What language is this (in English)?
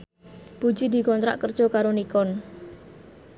Javanese